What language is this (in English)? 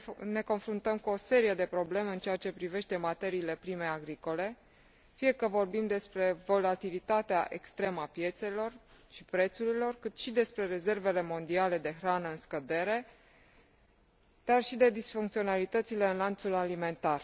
Romanian